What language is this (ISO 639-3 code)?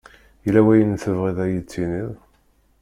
kab